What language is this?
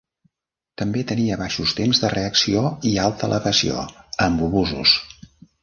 Catalan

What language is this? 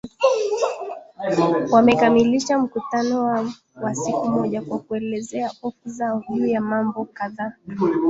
Swahili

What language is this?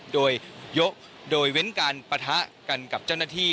Thai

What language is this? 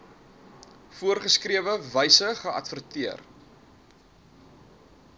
Afrikaans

